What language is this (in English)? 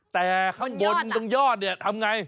Thai